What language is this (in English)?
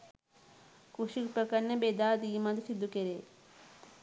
Sinhala